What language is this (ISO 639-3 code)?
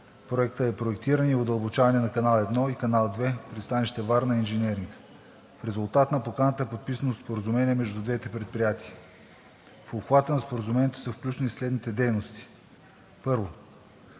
bul